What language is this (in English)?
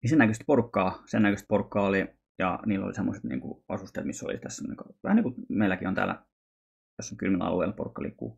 Finnish